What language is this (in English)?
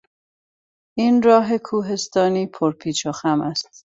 Persian